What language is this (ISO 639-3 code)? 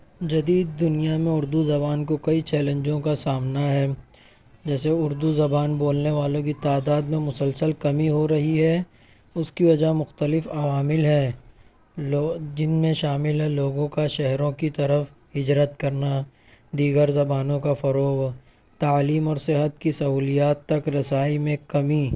urd